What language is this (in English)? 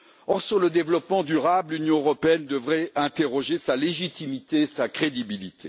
French